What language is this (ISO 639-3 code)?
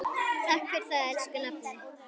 isl